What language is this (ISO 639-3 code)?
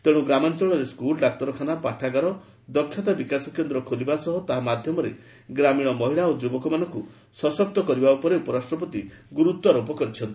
ori